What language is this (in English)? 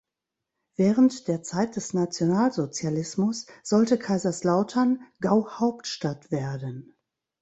German